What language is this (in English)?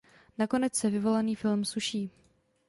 Czech